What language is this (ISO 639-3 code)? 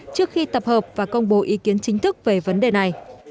vie